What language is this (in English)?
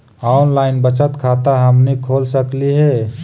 Magahi